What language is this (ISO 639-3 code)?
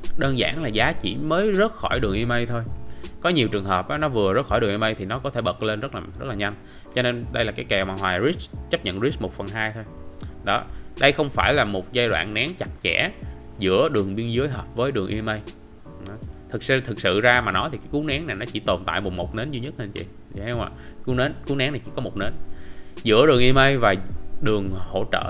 vie